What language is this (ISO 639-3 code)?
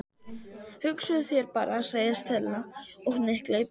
isl